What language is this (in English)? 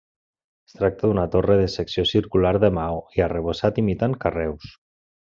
Catalan